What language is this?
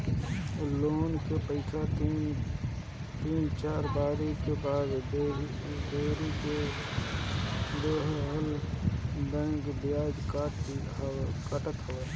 Bhojpuri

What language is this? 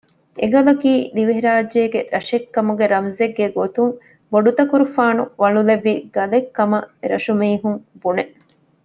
Divehi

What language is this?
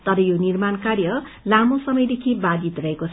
Nepali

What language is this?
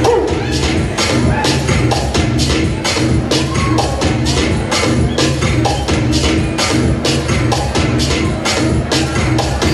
Korean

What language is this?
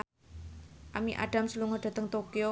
Javanese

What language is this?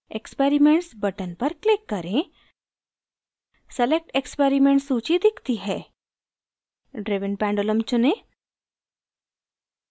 Hindi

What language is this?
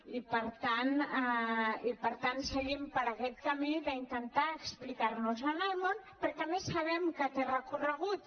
Catalan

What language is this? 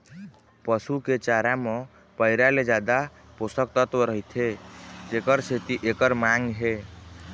Chhattisgarhi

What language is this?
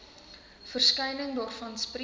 Afrikaans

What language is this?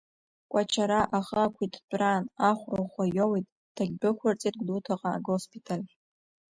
Abkhazian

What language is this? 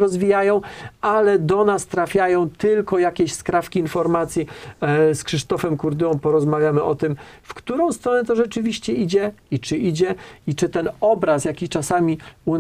Polish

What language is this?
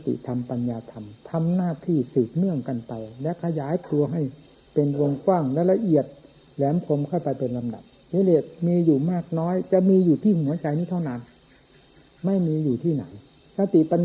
Thai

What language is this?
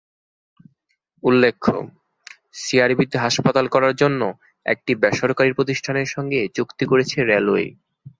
Bangla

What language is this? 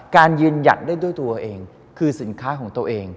Thai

